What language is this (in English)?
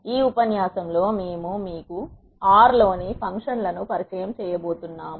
Telugu